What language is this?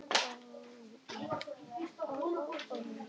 Icelandic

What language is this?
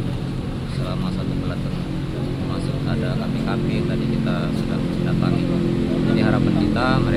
Indonesian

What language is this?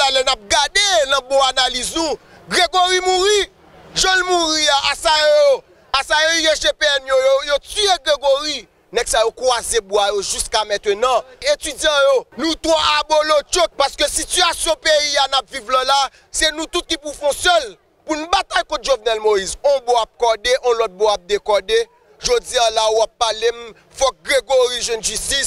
French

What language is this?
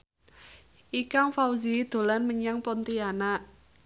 Javanese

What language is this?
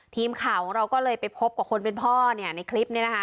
Thai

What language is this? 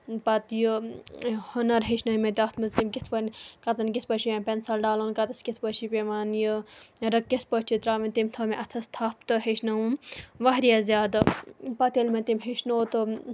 Kashmiri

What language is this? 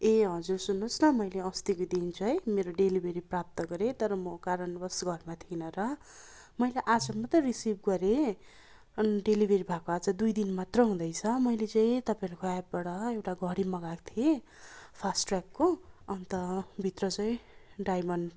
Nepali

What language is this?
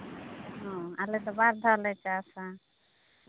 Santali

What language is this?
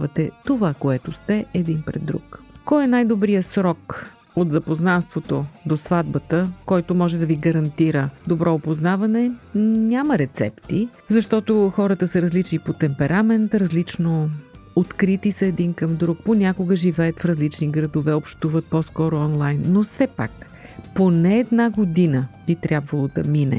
Bulgarian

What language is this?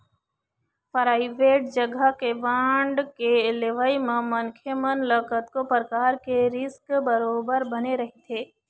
Chhattisgarhi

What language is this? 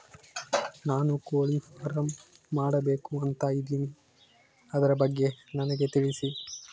Kannada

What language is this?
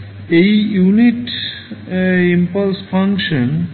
Bangla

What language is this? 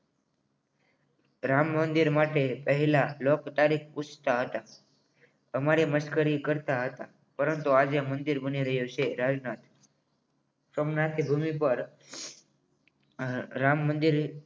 Gujarati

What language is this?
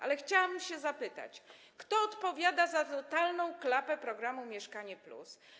Polish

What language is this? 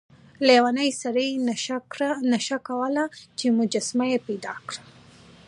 Pashto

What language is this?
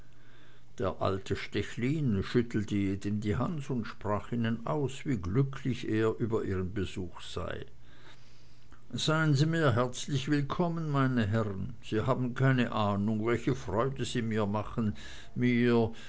German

